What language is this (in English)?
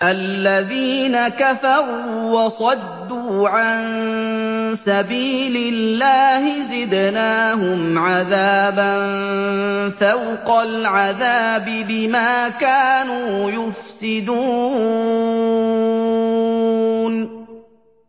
Arabic